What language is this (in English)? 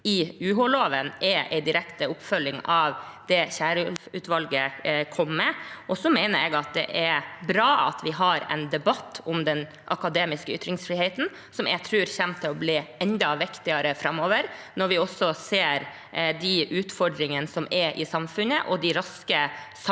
Norwegian